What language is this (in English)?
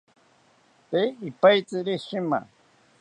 South Ucayali Ashéninka